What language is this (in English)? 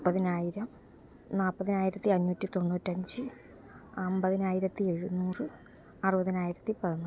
Malayalam